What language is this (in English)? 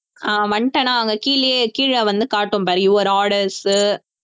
Tamil